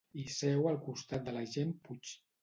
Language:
Catalan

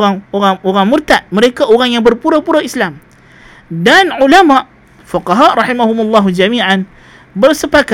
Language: Malay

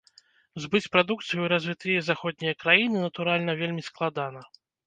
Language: Belarusian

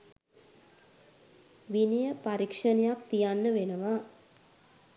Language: Sinhala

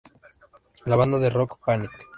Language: Spanish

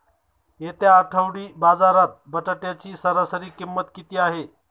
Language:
Marathi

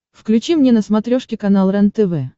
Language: Russian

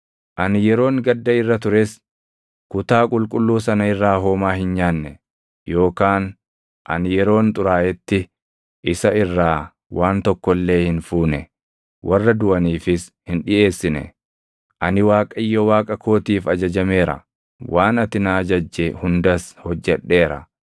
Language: Oromo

